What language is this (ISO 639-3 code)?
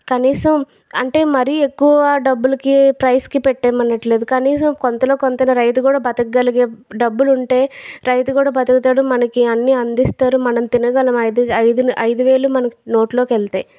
tel